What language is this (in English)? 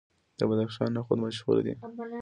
Pashto